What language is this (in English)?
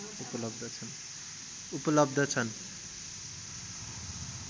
Nepali